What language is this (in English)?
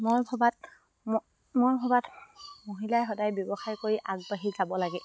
Assamese